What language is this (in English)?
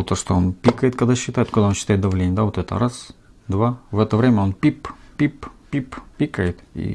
Russian